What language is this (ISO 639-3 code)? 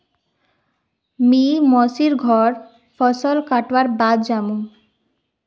mag